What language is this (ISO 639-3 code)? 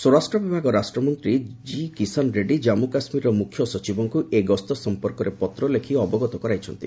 ori